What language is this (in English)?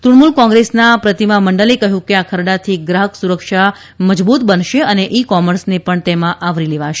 Gujarati